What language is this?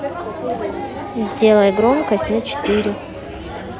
Russian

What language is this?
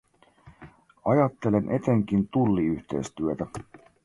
Finnish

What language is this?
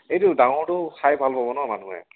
Assamese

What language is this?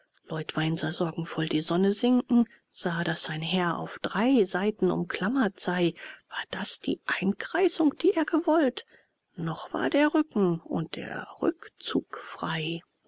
German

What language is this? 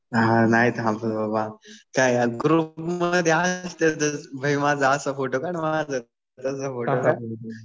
Marathi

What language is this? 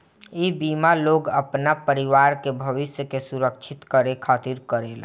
Bhojpuri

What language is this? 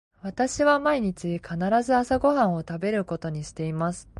Japanese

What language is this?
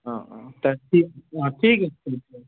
Assamese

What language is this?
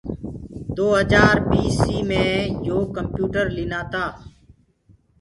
Gurgula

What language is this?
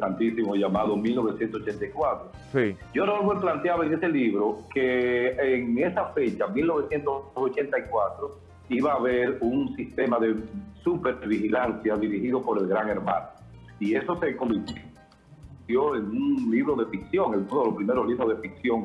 Spanish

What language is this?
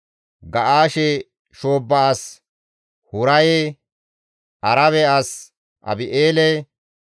Gamo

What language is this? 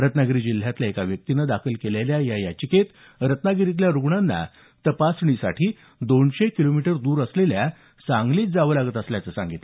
Marathi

